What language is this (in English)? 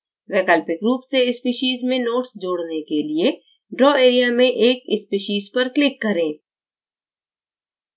Hindi